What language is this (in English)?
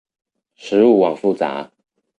Chinese